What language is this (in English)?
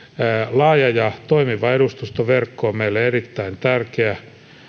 Finnish